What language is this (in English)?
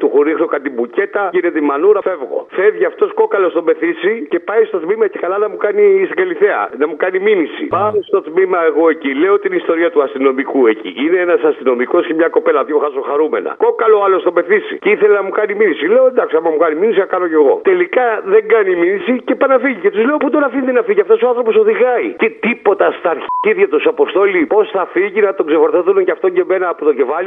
Greek